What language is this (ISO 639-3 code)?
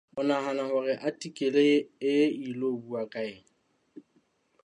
sot